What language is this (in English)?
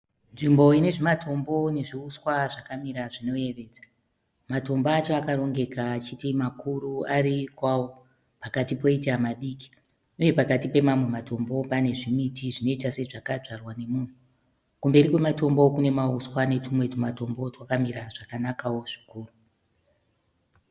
Shona